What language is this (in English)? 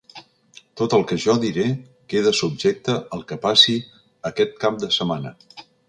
Catalan